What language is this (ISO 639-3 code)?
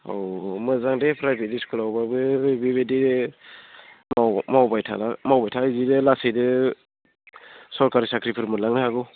brx